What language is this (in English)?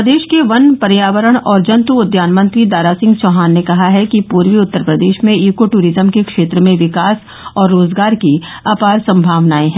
Hindi